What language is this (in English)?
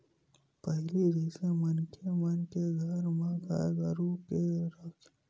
Chhattisgarhi